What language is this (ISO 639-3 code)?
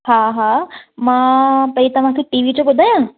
snd